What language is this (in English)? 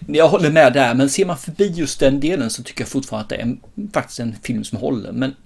Swedish